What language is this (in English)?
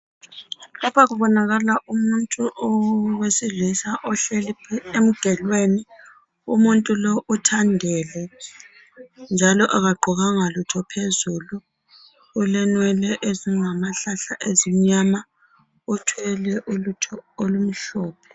North Ndebele